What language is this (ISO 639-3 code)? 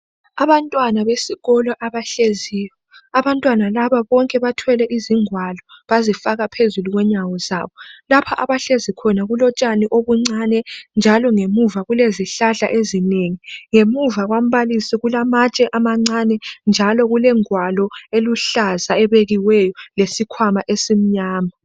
nde